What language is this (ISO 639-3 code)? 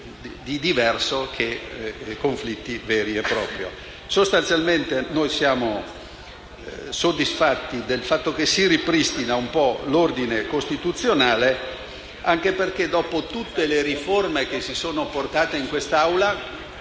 ita